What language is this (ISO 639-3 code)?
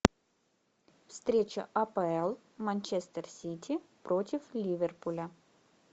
rus